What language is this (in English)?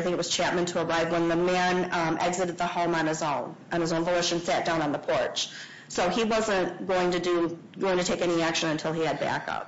English